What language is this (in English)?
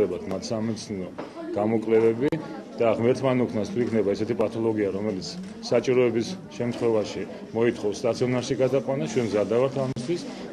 Romanian